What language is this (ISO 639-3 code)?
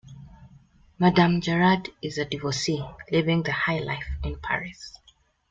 eng